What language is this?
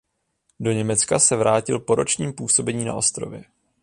Czech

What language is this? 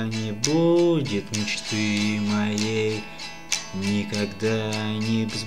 Russian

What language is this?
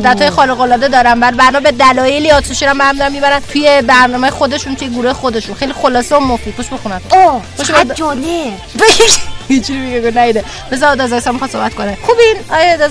Persian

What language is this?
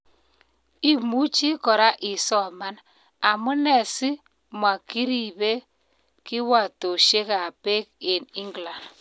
Kalenjin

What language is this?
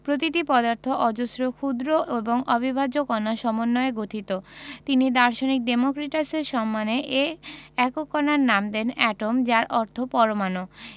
Bangla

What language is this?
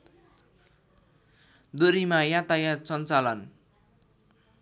Nepali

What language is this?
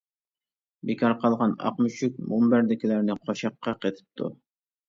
Uyghur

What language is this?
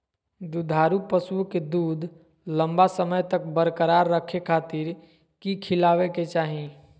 Magahi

